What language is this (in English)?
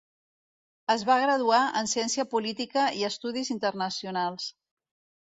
Catalan